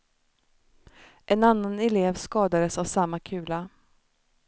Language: Swedish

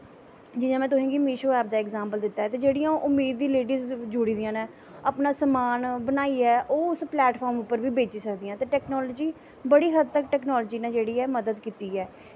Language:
Dogri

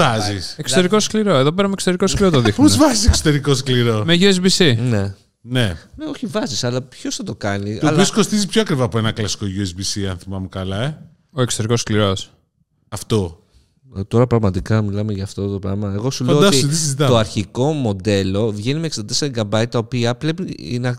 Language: Greek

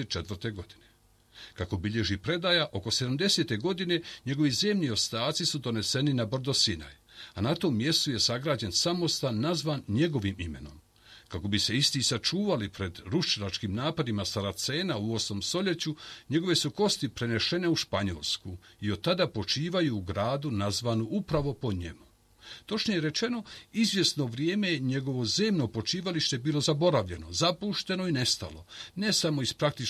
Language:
Croatian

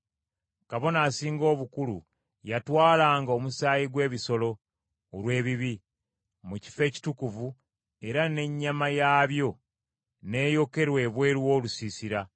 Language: Ganda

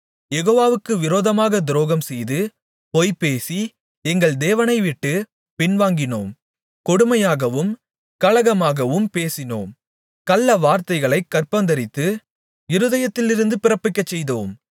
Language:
Tamil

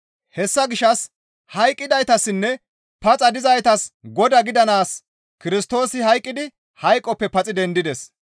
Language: Gamo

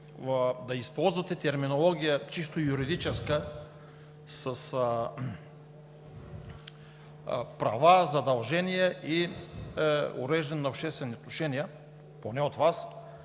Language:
Bulgarian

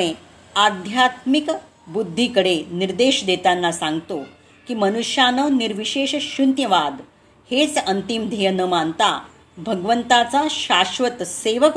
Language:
Marathi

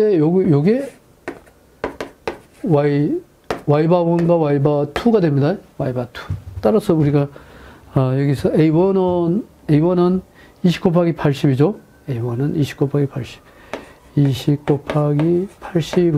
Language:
Korean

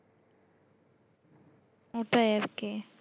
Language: Bangla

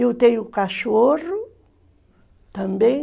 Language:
Portuguese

